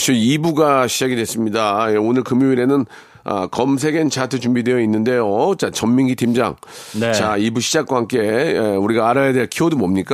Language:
Korean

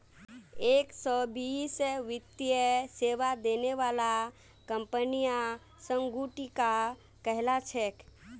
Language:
Magahi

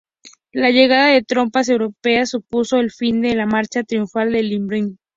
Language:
Spanish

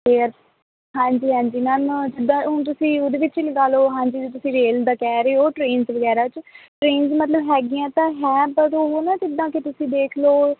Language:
Punjabi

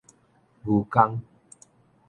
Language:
Min Nan Chinese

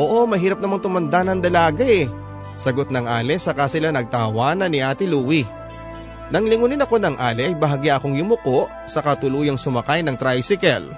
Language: Filipino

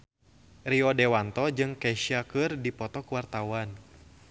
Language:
Sundanese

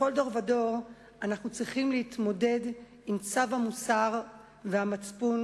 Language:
Hebrew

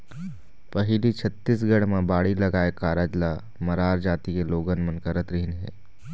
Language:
Chhattisgarhi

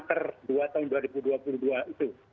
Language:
Indonesian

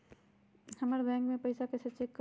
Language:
Magahi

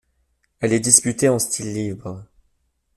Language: French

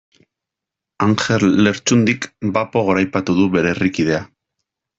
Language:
Basque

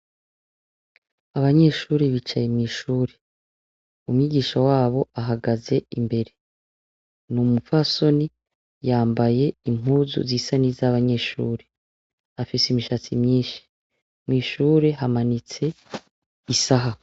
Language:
Rundi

